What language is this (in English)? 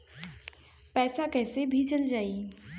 Bhojpuri